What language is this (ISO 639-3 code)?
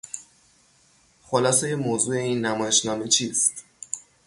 fas